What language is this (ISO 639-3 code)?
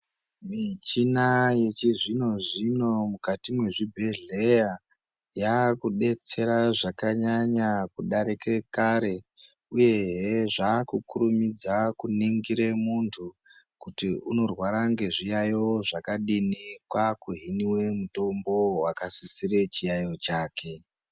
ndc